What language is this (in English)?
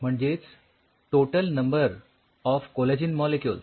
Marathi